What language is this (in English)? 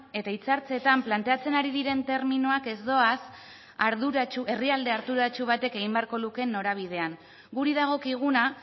Basque